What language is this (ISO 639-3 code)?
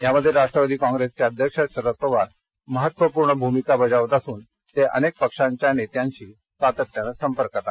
mar